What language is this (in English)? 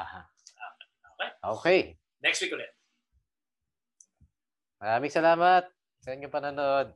Filipino